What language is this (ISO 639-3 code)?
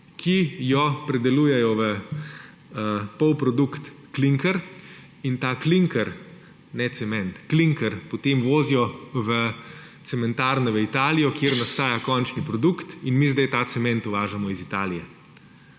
slv